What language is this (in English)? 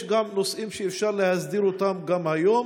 Hebrew